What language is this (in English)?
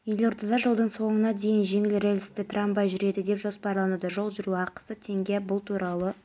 Kazakh